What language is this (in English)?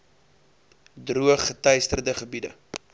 Afrikaans